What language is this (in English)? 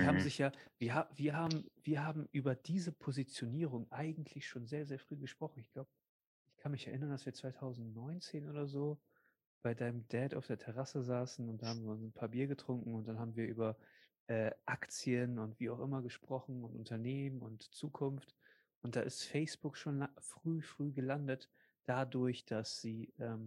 German